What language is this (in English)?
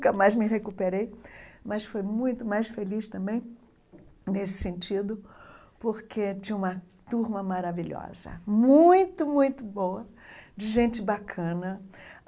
Portuguese